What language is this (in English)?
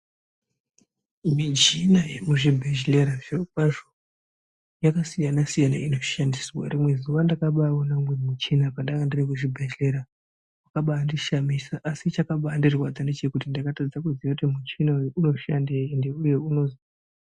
Ndau